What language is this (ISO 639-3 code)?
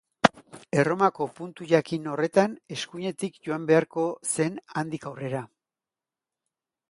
eus